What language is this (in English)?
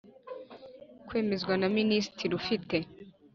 Kinyarwanda